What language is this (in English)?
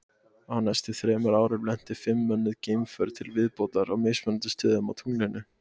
Icelandic